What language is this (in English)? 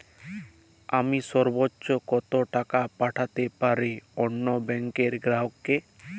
Bangla